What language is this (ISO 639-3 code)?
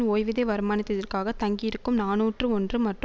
tam